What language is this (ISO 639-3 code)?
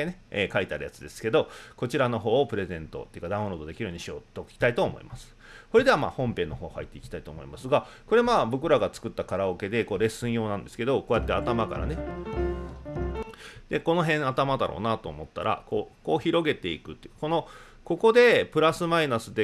jpn